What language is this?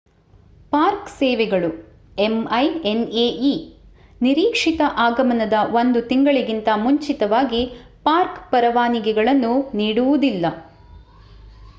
Kannada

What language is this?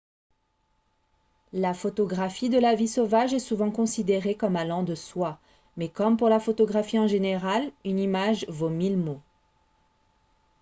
French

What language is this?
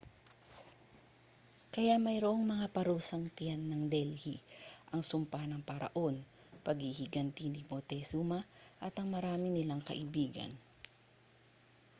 Filipino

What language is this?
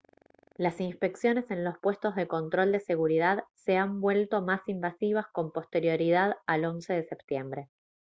Spanish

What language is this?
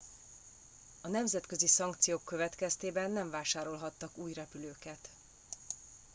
Hungarian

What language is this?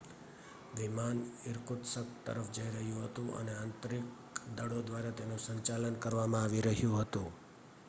Gujarati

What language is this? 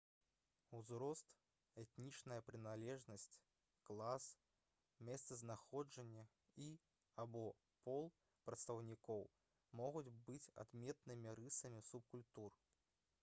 Belarusian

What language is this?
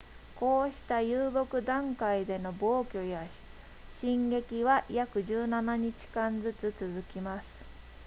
Japanese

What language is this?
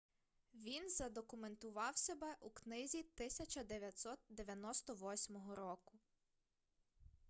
Ukrainian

